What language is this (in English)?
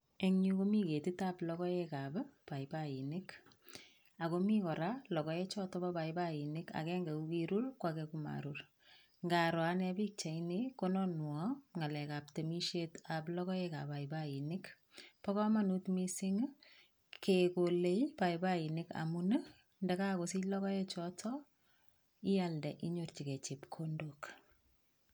Kalenjin